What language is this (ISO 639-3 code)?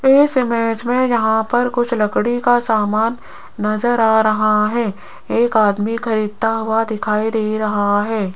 hin